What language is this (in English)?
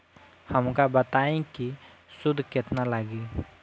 Bhojpuri